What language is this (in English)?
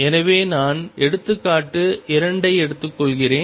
Tamil